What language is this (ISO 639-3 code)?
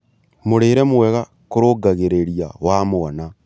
kik